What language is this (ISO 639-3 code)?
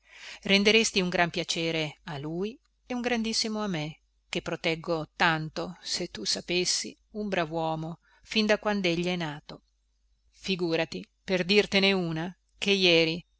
ita